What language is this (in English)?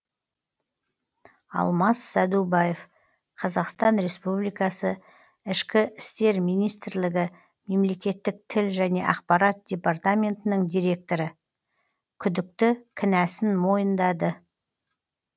Kazakh